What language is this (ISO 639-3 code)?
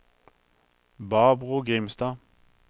nor